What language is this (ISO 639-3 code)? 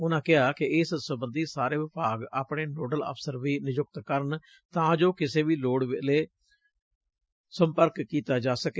pan